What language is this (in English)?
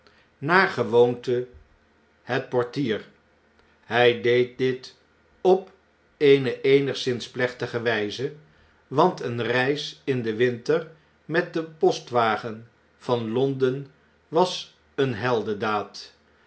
Dutch